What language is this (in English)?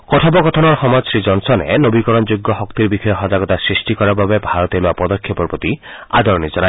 Assamese